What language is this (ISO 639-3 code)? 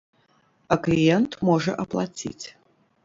bel